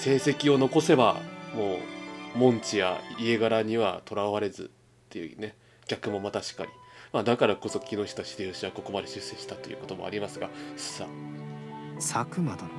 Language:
Japanese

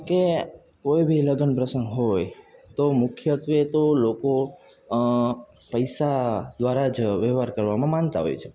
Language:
Gujarati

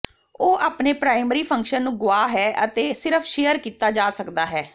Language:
Punjabi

